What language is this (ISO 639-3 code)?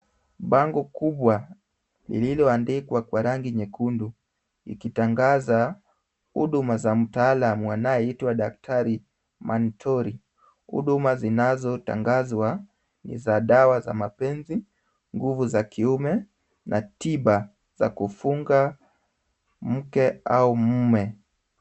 swa